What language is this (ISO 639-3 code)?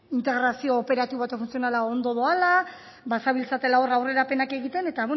eus